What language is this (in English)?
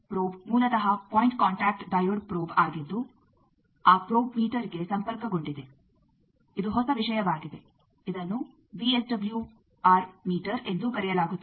Kannada